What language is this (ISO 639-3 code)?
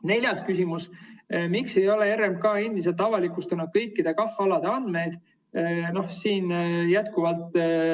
est